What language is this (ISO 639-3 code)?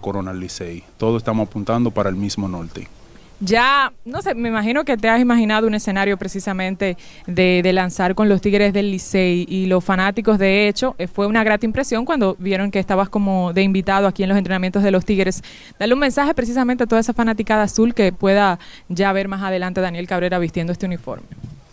spa